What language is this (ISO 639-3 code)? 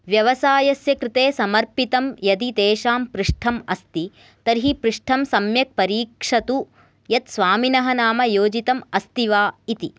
san